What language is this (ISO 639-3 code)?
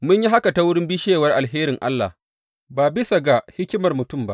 hau